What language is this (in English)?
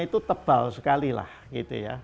Indonesian